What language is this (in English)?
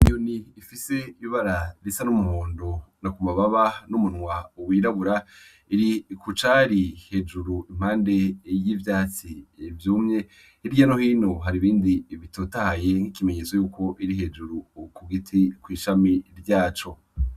Rundi